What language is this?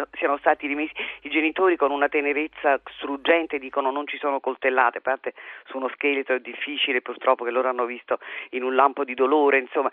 Italian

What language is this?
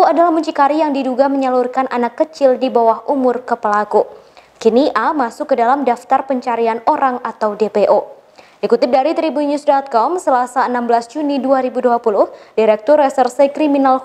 Indonesian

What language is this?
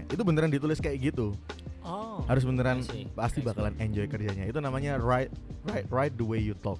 Indonesian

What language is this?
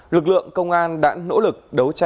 Vietnamese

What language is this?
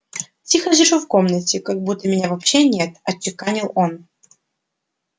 Russian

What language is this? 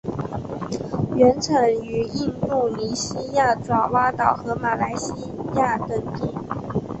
Chinese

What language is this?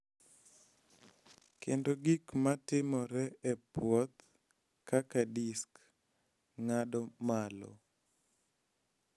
Luo (Kenya and Tanzania)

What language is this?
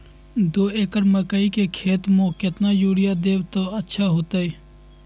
Magahi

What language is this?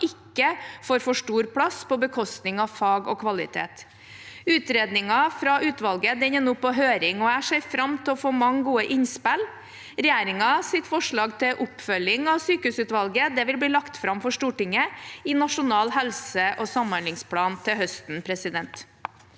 Norwegian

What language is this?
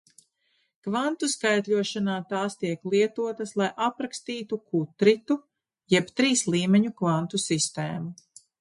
Latvian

